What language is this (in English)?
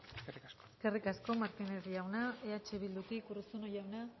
Basque